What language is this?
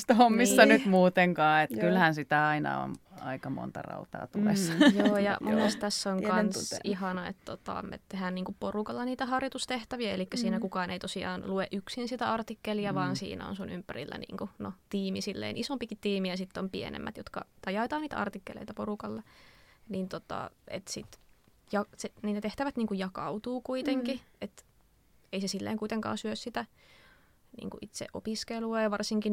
Finnish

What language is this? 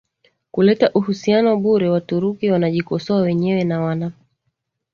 Swahili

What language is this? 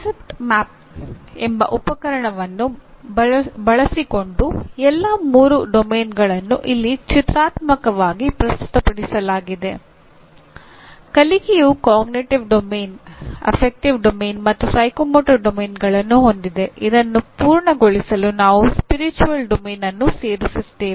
Kannada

